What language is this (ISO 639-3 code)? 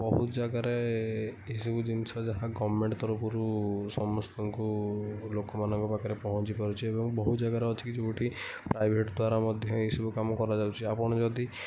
ori